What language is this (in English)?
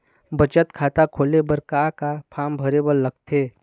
Chhattisgarhi